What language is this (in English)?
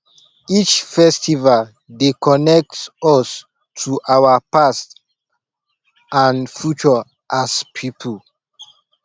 Nigerian Pidgin